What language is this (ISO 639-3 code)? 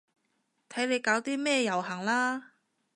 yue